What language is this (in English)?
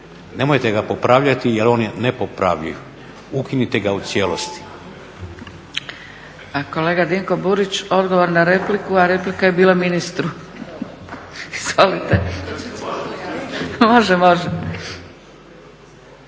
Croatian